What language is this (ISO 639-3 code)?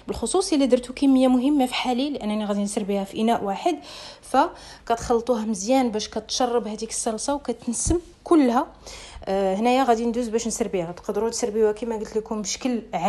ara